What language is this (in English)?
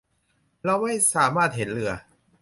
Thai